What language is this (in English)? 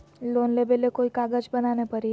Magahi